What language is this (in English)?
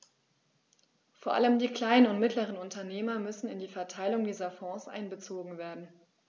German